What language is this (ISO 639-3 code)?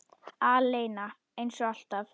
isl